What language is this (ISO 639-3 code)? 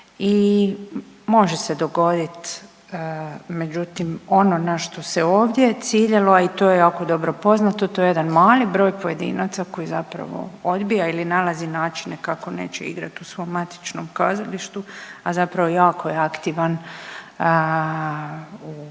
hrv